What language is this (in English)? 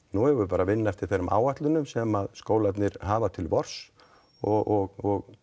Icelandic